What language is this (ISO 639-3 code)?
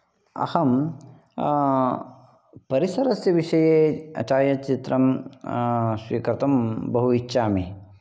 san